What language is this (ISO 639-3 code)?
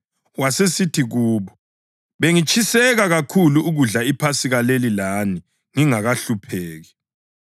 nde